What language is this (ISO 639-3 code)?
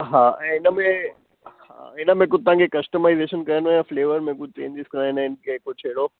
snd